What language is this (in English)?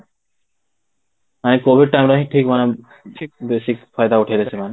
Odia